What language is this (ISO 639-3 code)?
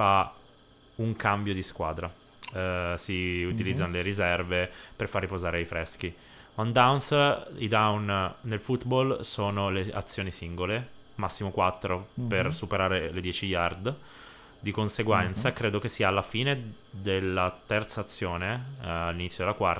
ita